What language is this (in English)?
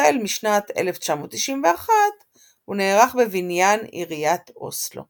Hebrew